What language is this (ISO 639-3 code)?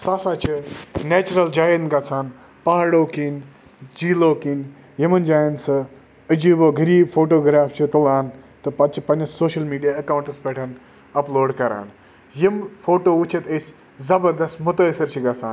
kas